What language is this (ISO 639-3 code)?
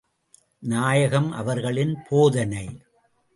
tam